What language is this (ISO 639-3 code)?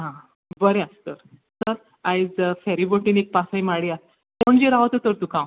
kok